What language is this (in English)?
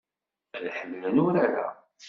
Kabyle